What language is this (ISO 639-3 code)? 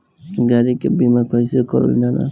bho